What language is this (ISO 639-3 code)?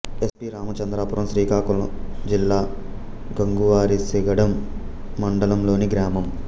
tel